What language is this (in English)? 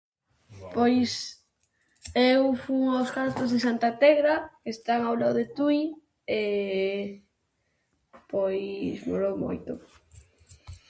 Galician